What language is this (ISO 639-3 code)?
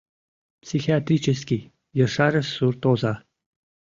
chm